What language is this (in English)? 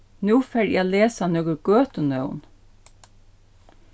Faroese